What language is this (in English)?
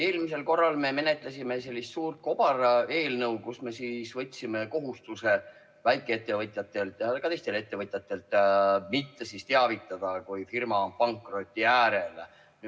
Estonian